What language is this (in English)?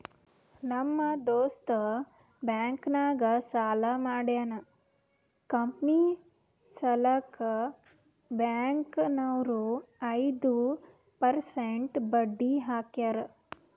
Kannada